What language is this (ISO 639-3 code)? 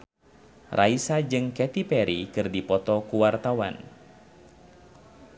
sun